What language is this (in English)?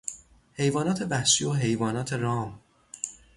Persian